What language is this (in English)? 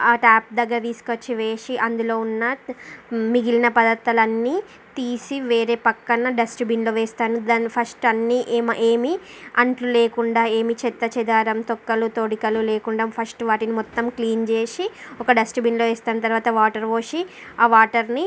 Telugu